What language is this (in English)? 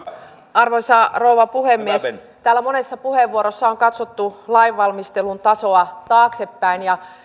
Finnish